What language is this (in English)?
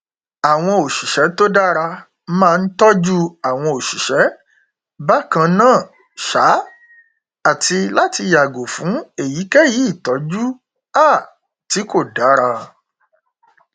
Yoruba